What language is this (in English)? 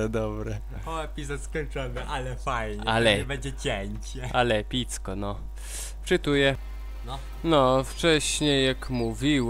Polish